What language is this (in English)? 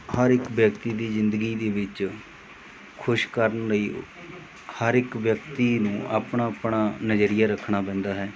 Punjabi